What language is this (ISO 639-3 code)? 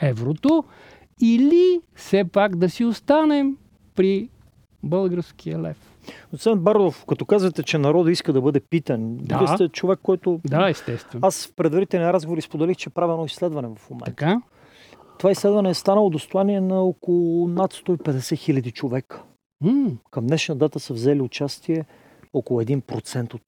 bul